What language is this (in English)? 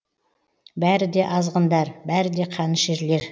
Kazakh